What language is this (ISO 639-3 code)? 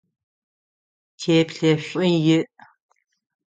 ady